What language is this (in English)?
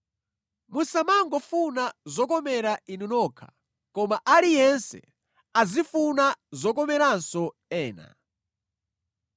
Nyanja